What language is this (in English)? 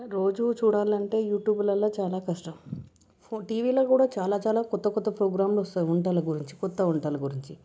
Telugu